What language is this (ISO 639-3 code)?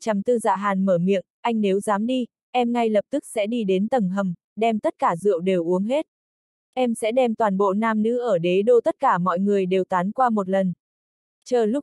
vie